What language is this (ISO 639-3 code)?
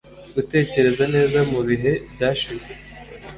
kin